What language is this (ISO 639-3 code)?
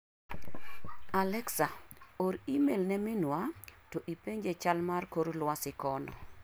luo